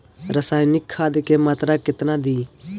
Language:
Bhojpuri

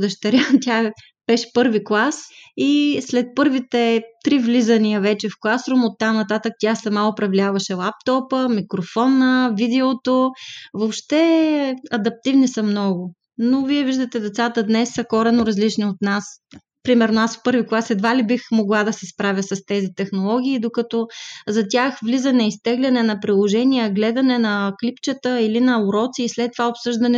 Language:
Bulgarian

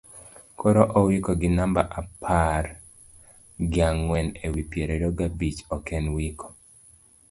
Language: Luo (Kenya and Tanzania)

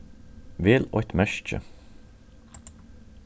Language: Faroese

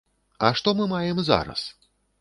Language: Belarusian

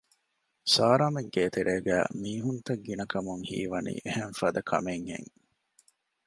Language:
Divehi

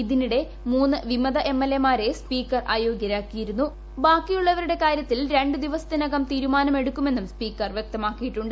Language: Malayalam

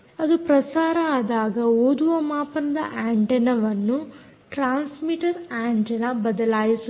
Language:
Kannada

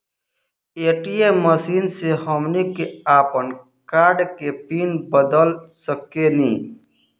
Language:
Bhojpuri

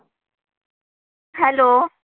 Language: Marathi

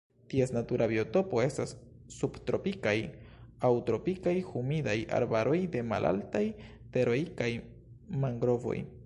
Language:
Esperanto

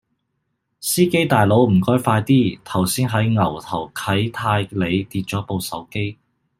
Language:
Cantonese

